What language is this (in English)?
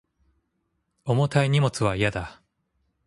Japanese